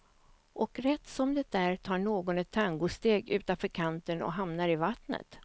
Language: Swedish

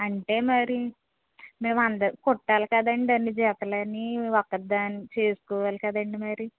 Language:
Telugu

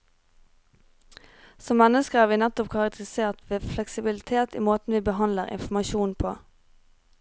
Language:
Norwegian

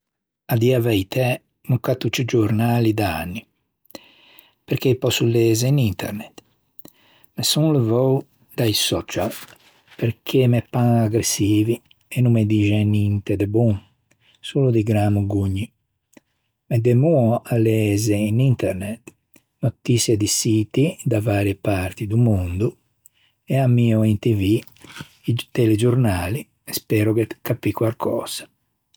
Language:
Ligurian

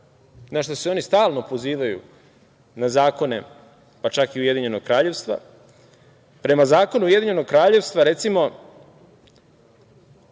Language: Serbian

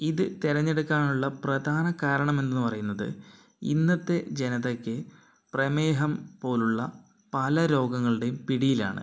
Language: Malayalam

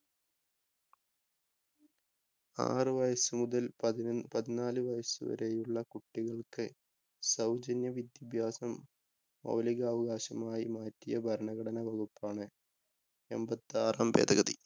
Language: Malayalam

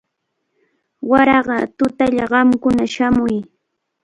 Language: Cajatambo North Lima Quechua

